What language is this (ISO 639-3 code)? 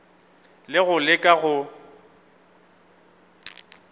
nso